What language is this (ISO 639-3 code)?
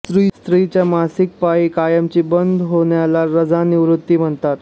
mar